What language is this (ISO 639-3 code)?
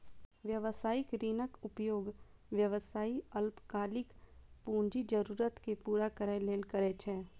mai